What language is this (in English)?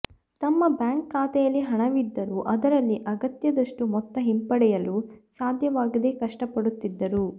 Kannada